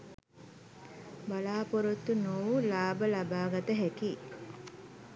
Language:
Sinhala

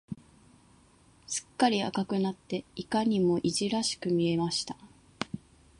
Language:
Japanese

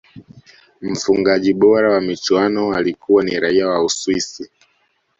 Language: Swahili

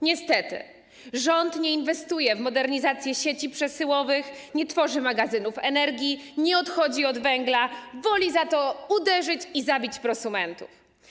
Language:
Polish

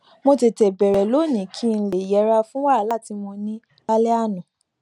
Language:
Yoruba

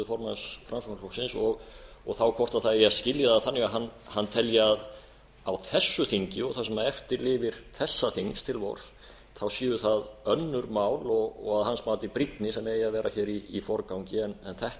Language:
Icelandic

